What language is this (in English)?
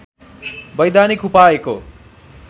Nepali